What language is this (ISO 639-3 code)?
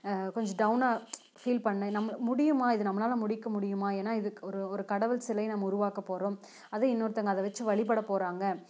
tam